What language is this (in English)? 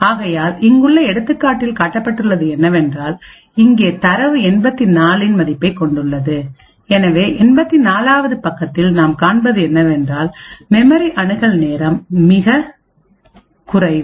Tamil